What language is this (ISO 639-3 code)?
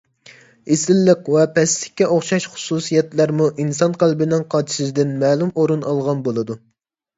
uig